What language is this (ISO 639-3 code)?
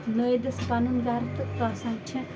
kas